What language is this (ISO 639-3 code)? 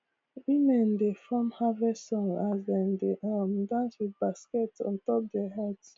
pcm